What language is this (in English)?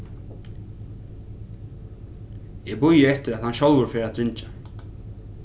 Faroese